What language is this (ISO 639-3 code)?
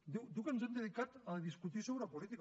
cat